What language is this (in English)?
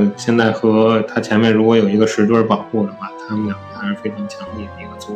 Chinese